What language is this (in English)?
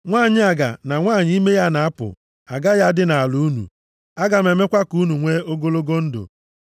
Igbo